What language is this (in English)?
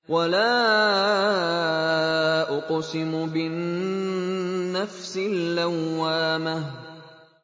Arabic